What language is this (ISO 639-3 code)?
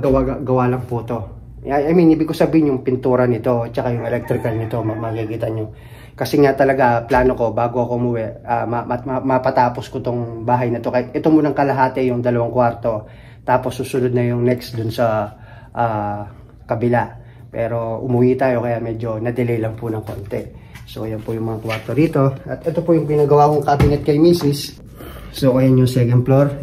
fil